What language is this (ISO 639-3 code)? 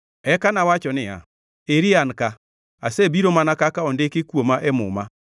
luo